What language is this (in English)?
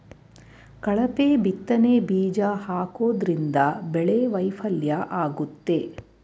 Kannada